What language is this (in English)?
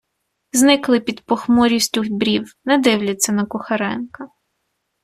Ukrainian